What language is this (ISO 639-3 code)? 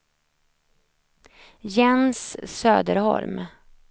swe